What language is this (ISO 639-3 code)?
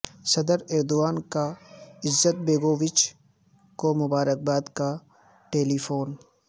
urd